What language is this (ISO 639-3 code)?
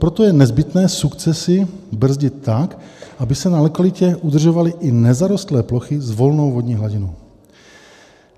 ces